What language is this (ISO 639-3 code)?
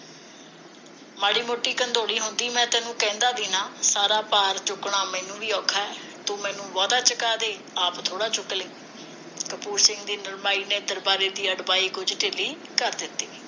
pan